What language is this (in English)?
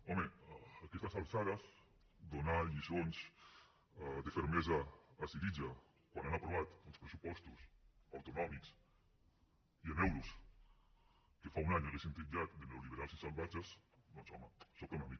Catalan